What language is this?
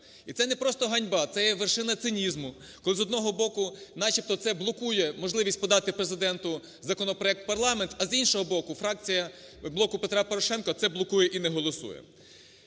Ukrainian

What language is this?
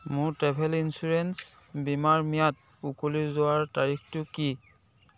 Assamese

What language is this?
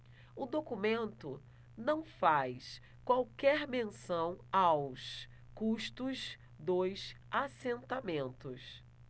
Portuguese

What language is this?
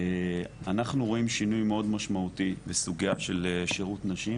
Hebrew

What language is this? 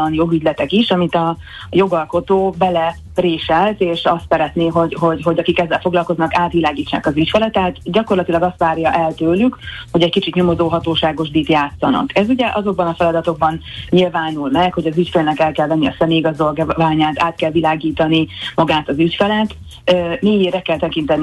Hungarian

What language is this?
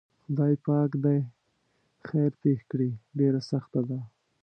Pashto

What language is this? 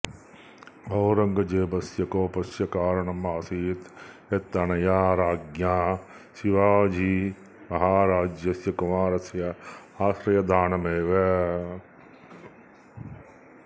Sanskrit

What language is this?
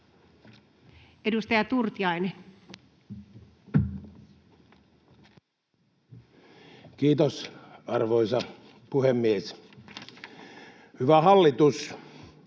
Finnish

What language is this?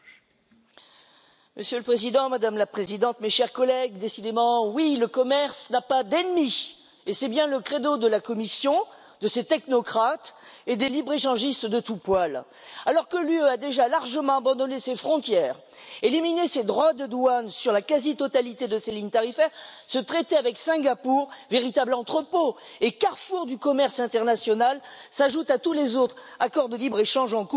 French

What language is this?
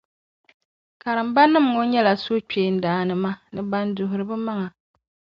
Dagbani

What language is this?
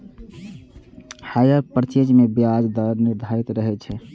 Maithili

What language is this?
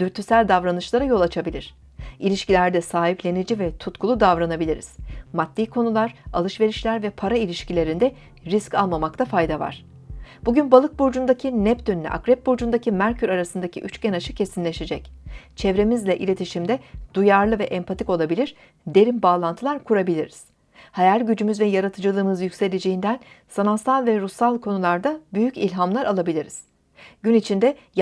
Turkish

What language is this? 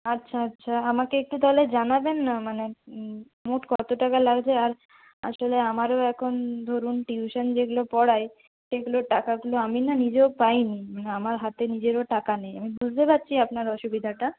Bangla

